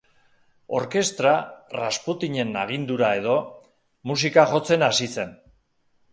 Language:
Basque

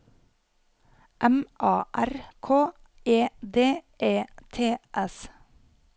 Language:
Norwegian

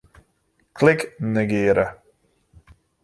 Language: Western Frisian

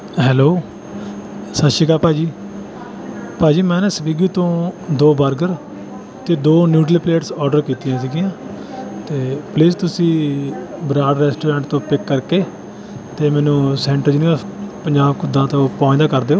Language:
Punjabi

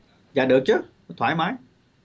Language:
Vietnamese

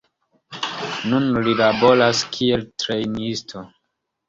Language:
Esperanto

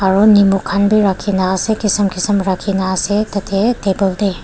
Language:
Naga Pidgin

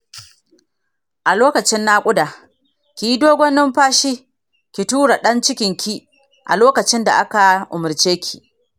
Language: Hausa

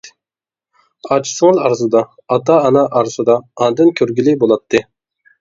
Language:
Uyghur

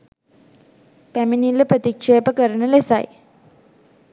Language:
Sinhala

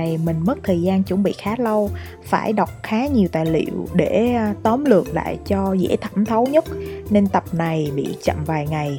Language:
Vietnamese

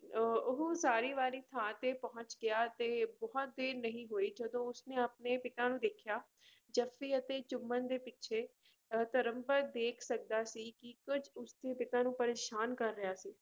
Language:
Punjabi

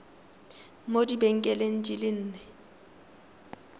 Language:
Tswana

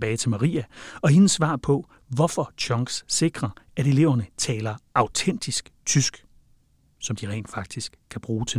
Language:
Danish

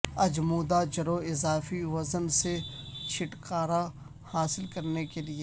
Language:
Urdu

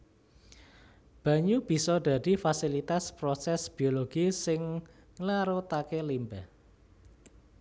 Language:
Javanese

